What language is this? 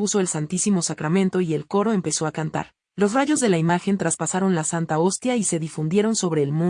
Spanish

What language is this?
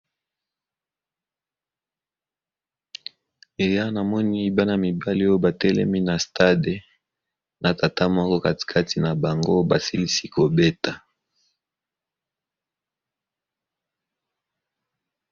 Lingala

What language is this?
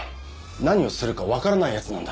Japanese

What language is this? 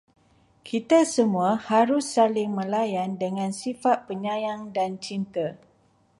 Malay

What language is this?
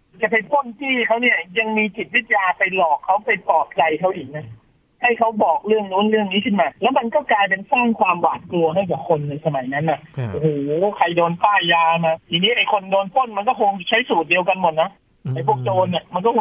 Thai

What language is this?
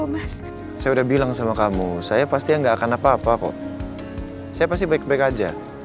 Indonesian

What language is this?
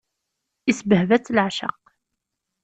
Kabyle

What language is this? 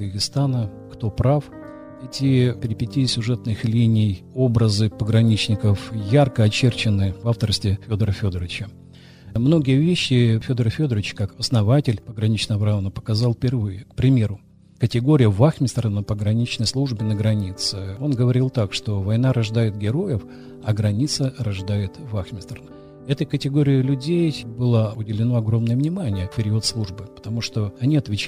Russian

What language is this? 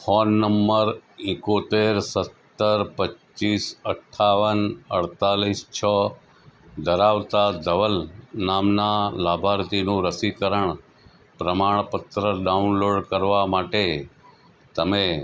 Gujarati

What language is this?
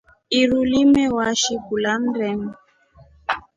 Rombo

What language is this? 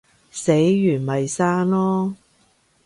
Cantonese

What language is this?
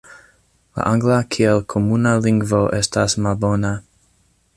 Esperanto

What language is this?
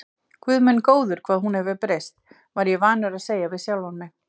Icelandic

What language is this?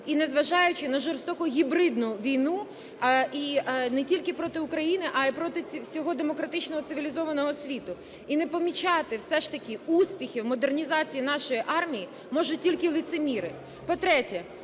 Ukrainian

